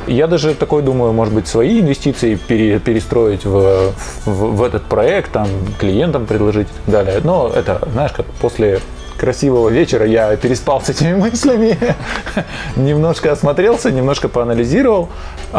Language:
Russian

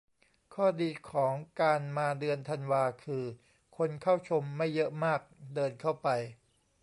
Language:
Thai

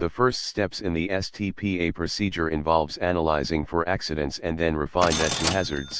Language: English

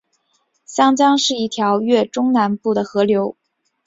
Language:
Chinese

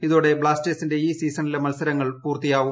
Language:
Malayalam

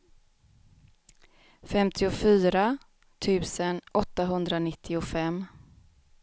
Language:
Swedish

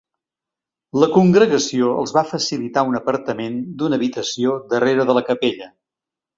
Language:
Catalan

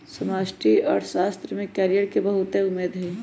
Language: Magahi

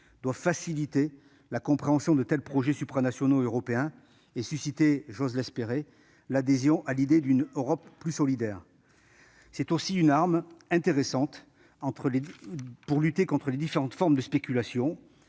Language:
French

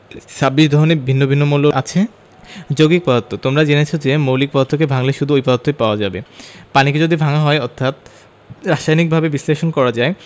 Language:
Bangla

